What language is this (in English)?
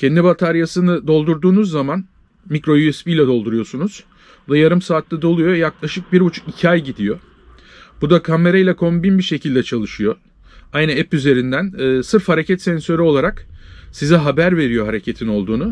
Turkish